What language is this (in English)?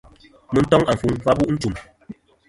Kom